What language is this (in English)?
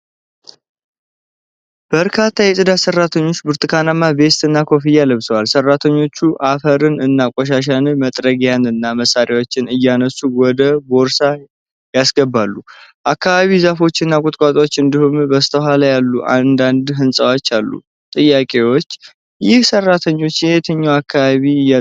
Amharic